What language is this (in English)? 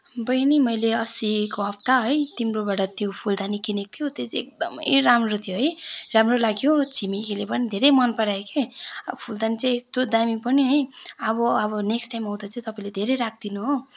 Nepali